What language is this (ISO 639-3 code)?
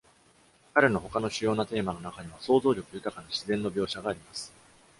jpn